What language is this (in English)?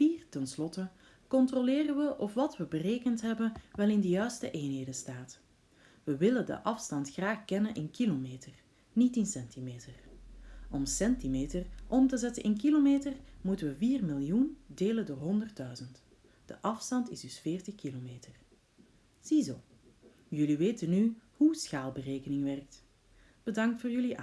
Dutch